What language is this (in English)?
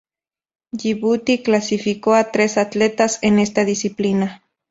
Spanish